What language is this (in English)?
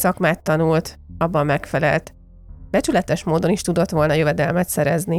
Hungarian